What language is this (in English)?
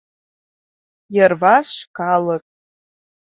Mari